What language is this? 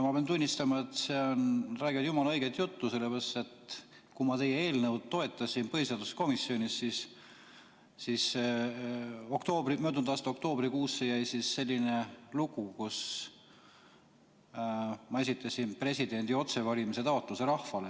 Estonian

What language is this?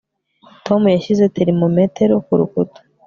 Kinyarwanda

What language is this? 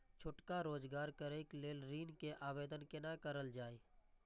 Maithili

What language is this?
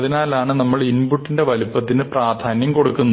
Malayalam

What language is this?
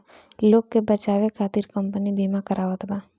Bhojpuri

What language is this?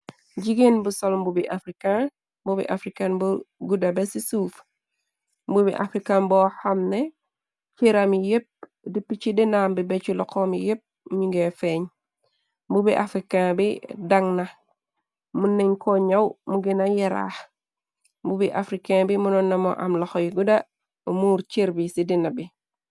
Wolof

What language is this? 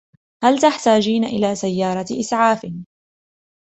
Arabic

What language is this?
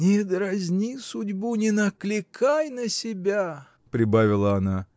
Russian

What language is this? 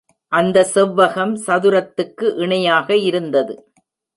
Tamil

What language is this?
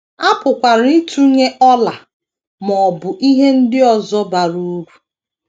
Igbo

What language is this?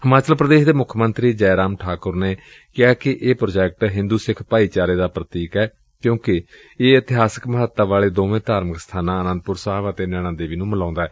Punjabi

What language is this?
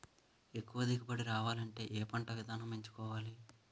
Telugu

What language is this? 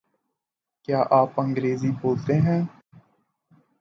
Urdu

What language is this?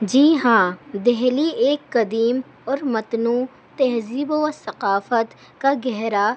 Urdu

